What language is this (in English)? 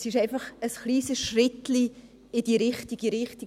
Swiss German